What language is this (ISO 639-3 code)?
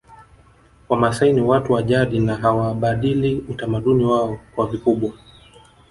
swa